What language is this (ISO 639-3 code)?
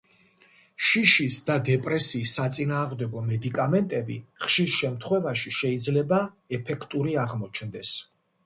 kat